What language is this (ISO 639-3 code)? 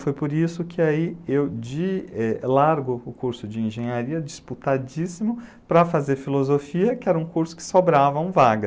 por